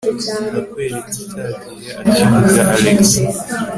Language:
Kinyarwanda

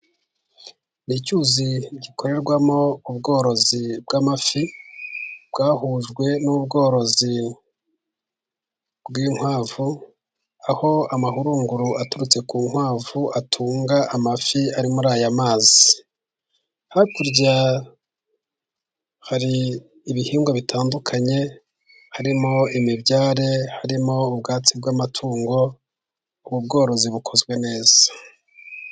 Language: Kinyarwanda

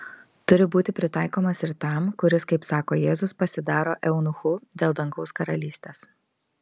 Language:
Lithuanian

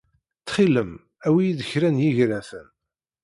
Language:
Kabyle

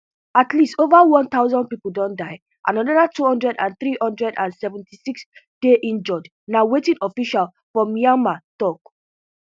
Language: Nigerian Pidgin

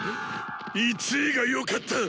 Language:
Japanese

